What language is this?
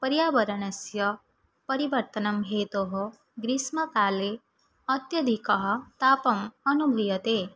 Sanskrit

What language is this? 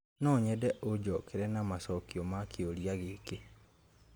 Kikuyu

